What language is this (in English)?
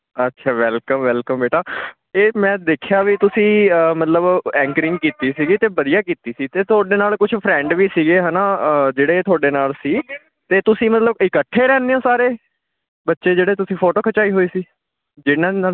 Punjabi